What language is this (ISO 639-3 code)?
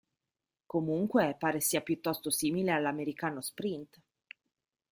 ita